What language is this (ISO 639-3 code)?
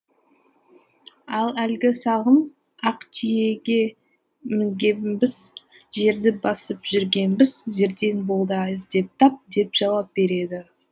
kaz